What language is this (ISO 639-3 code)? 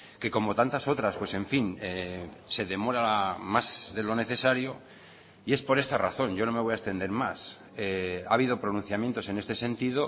spa